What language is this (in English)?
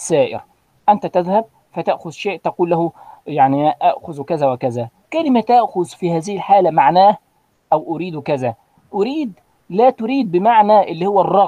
Arabic